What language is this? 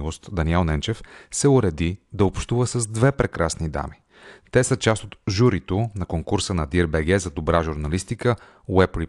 Bulgarian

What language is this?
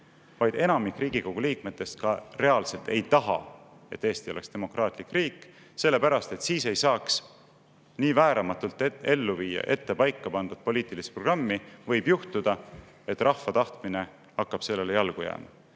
Estonian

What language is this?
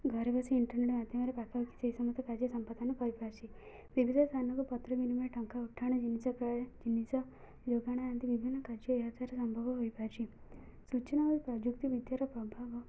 Odia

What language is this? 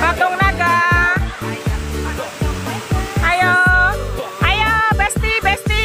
Indonesian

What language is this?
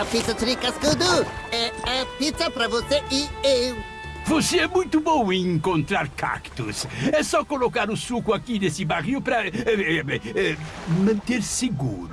Portuguese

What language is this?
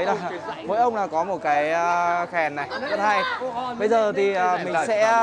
Vietnamese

